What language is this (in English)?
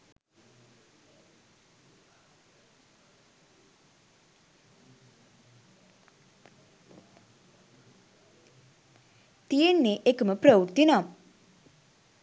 Sinhala